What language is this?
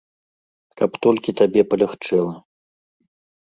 Belarusian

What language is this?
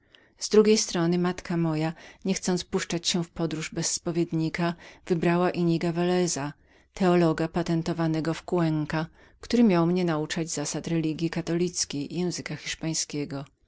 Polish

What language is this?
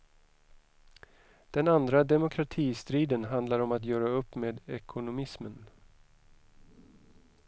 Swedish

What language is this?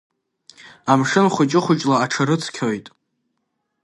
Abkhazian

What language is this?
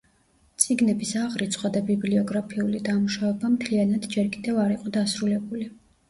Georgian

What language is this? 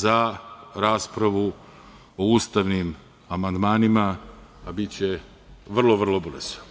Serbian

